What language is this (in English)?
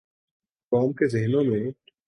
Urdu